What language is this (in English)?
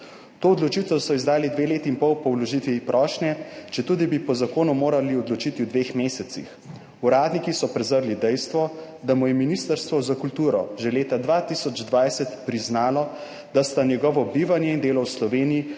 Slovenian